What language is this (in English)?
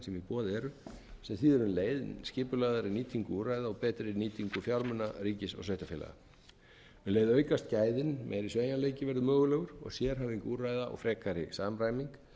Icelandic